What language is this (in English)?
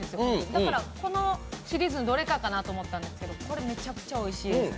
Japanese